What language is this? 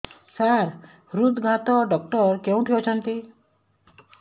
Odia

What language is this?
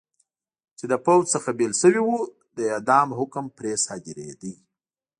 Pashto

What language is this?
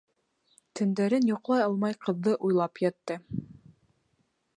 Bashkir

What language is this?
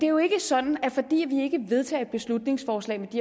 Danish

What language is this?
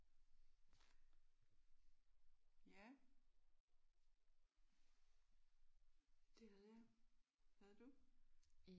Danish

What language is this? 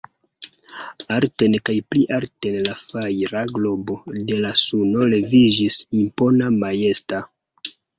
Esperanto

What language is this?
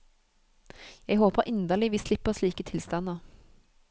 Norwegian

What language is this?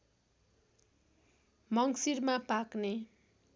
Nepali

